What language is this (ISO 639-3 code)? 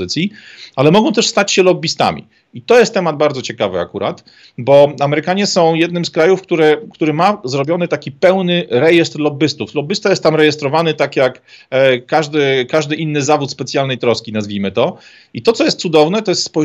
pol